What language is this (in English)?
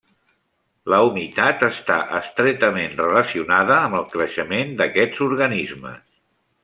Catalan